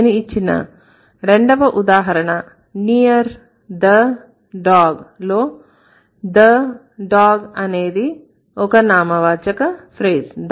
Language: Telugu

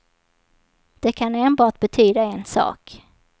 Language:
Swedish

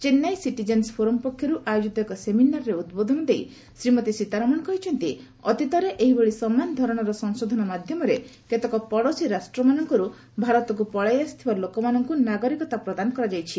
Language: Odia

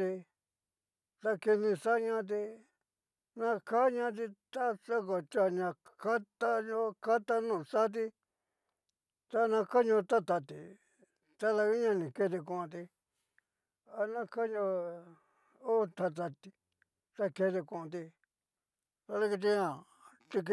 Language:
Cacaloxtepec Mixtec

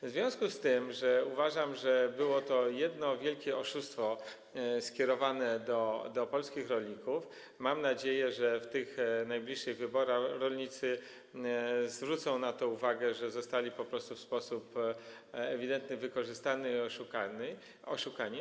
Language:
Polish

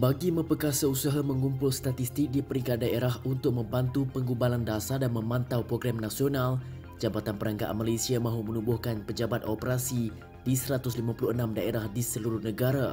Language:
Malay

